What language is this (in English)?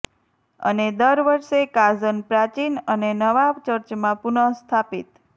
Gujarati